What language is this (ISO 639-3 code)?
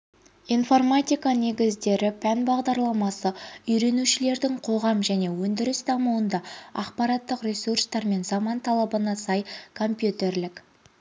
kaz